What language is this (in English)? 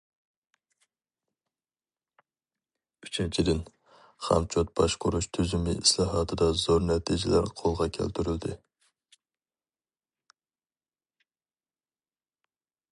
Uyghur